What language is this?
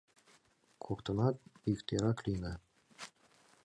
Mari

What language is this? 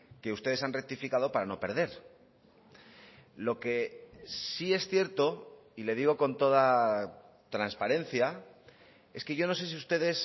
Spanish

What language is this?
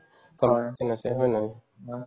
Assamese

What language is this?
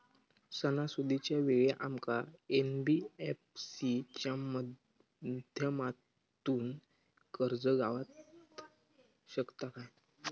Marathi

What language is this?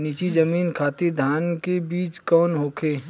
Bhojpuri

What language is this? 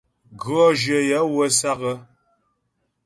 Ghomala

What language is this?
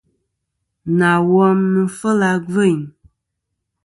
Kom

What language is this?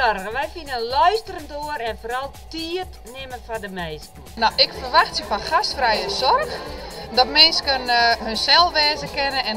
Dutch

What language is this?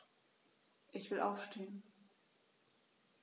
German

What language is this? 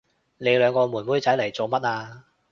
Cantonese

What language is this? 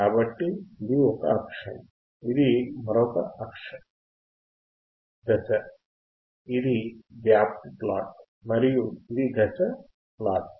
Telugu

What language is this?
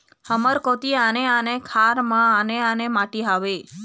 Chhattisgarhi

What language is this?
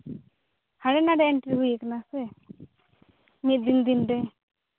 Santali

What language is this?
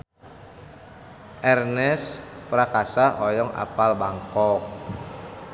Sundanese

